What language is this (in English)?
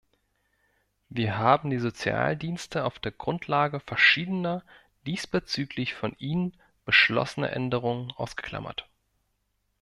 German